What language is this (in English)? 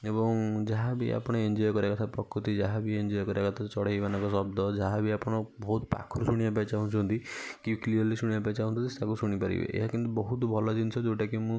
Odia